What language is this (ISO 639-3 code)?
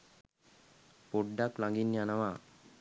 sin